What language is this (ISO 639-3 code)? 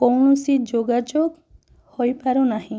ori